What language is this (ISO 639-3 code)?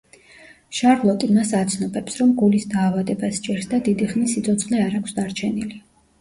kat